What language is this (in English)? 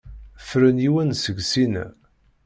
Kabyle